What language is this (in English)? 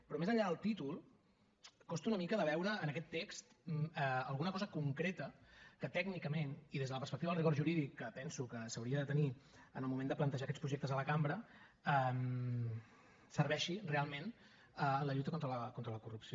Catalan